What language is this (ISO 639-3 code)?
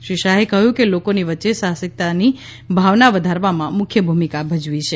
guj